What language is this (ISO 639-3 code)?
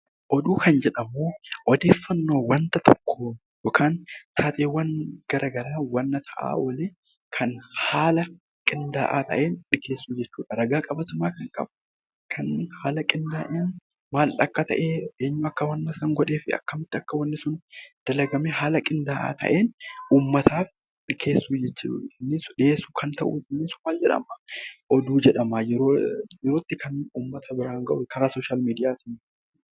orm